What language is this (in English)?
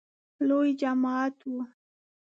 Pashto